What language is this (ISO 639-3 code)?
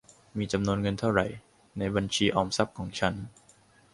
tha